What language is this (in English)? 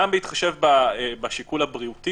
Hebrew